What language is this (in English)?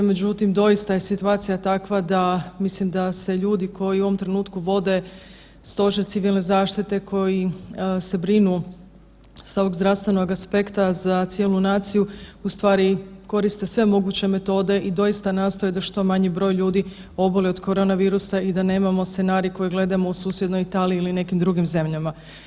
Croatian